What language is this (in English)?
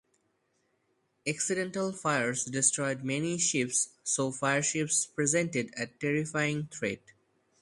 English